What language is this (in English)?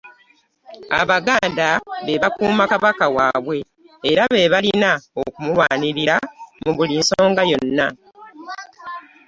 Ganda